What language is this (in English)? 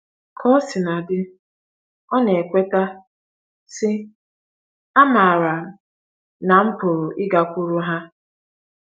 Igbo